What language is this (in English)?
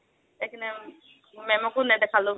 Assamese